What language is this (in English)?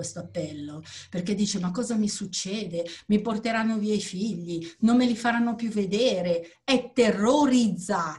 Italian